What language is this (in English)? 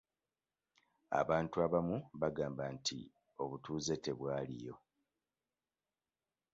Ganda